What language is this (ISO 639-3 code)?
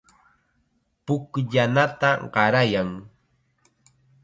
qxa